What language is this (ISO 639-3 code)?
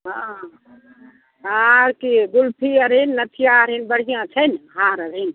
mai